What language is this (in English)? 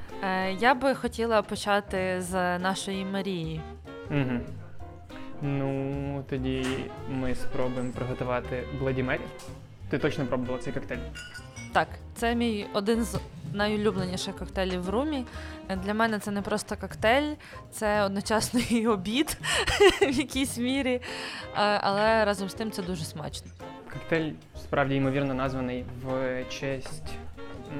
Ukrainian